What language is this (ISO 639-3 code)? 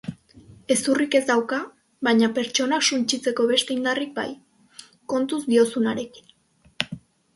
eus